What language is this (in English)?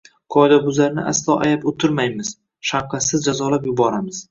Uzbek